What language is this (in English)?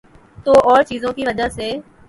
Urdu